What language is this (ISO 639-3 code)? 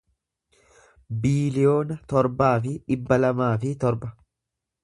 orm